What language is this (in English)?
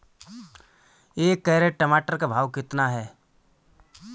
Hindi